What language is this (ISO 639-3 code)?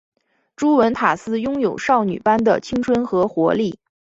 zho